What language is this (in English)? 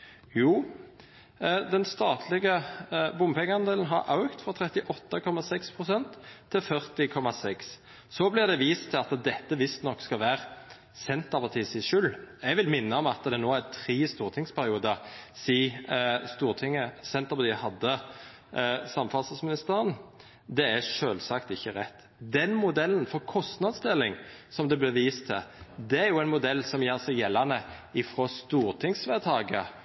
Norwegian Nynorsk